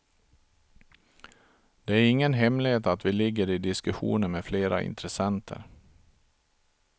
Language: Swedish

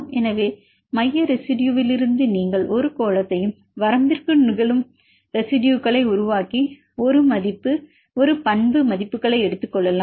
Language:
Tamil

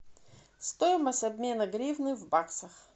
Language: Russian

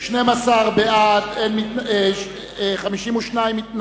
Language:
Hebrew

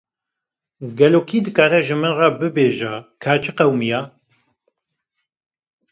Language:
Kurdish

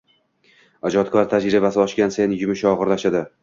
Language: Uzbek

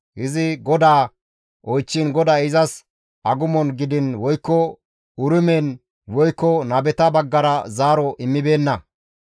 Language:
Gamo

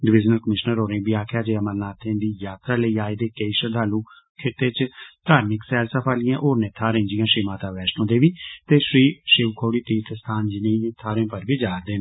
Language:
Dogri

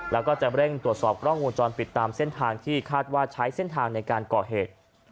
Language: Thai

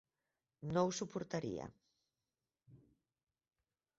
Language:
Catalan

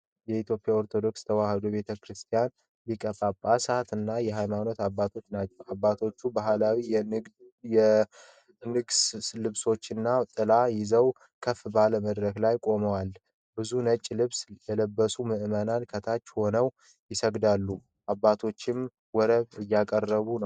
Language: Amharic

